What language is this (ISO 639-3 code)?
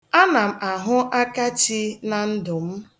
ibo